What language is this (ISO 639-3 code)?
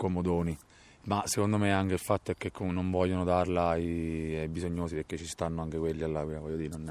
ita